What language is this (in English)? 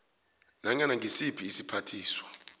South Ndebele